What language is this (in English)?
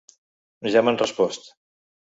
Catalan